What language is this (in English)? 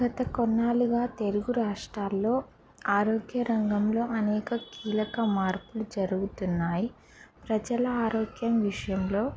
Telugu